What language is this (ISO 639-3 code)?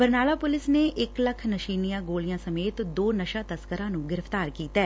pan